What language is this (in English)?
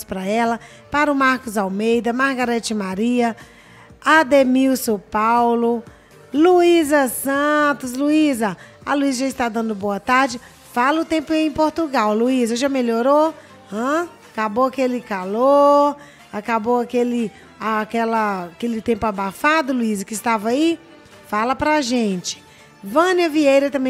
Portuguese